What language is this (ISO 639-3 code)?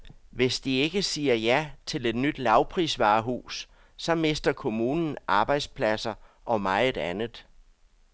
dan